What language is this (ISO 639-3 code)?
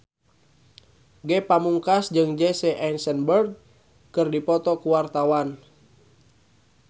sun